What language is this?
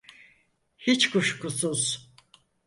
Turkish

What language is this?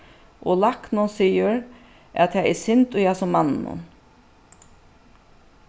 Faroese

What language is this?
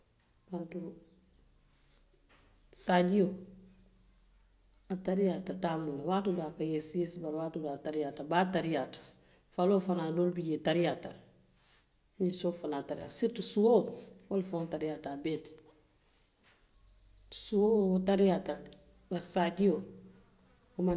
Western Maninkakan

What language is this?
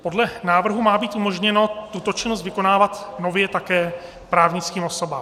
Czech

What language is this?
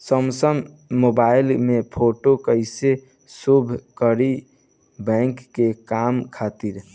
Bhojpuri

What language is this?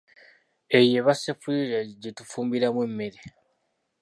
Ganda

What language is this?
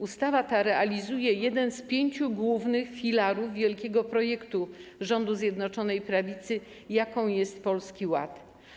Polish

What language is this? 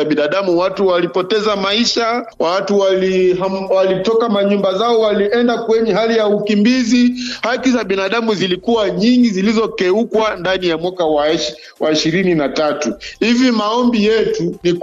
Swahili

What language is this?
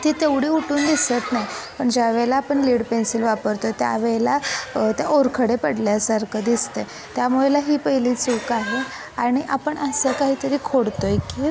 Marathi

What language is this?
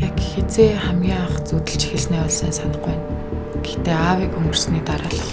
Mongolian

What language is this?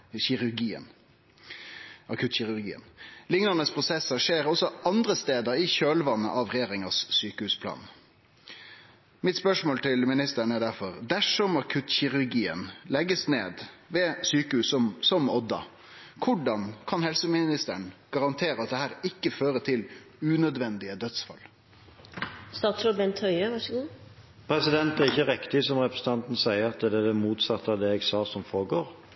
Norwegian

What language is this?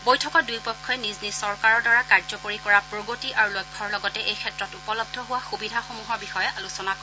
Assamese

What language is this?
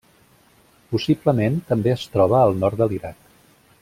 Catalan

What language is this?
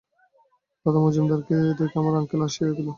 Bangla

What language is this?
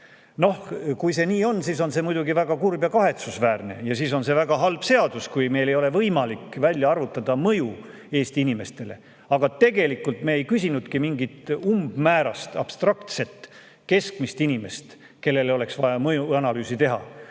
Estonian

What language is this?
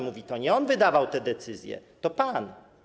Polish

